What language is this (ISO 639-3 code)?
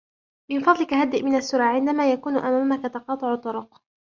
ara